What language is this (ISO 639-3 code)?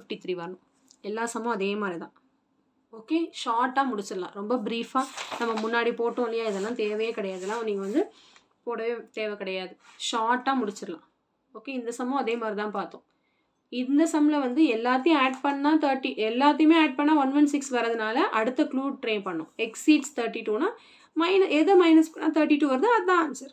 tam